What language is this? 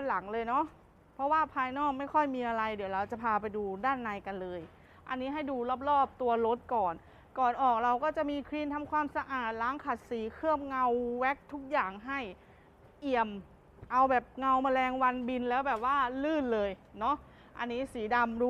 Thai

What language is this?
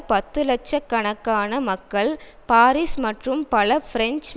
Tamil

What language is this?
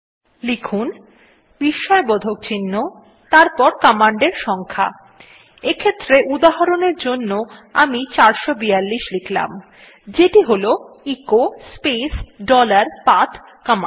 Bangla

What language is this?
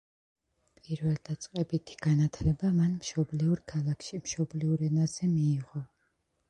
Georgian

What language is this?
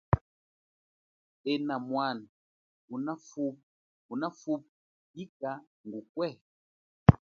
Chokwe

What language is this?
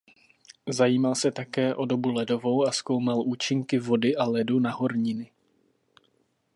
Czech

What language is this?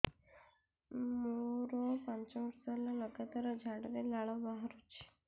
Odia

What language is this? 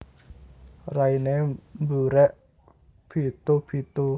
Javanese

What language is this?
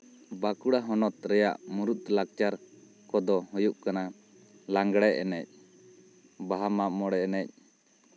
Santali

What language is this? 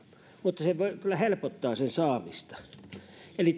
Finnish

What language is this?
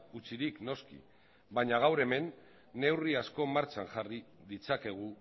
Basque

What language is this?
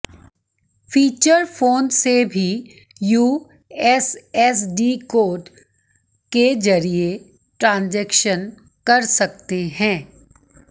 Hindi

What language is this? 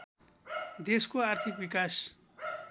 Nepali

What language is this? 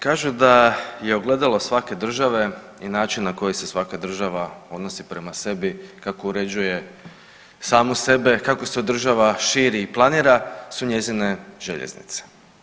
Croatian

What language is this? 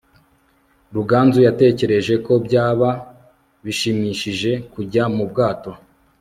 Kinyarwanda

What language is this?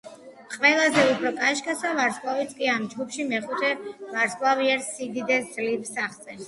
Georgian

